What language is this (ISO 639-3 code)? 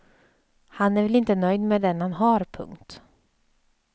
swe